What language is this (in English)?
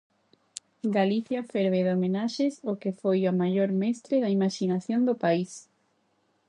Galician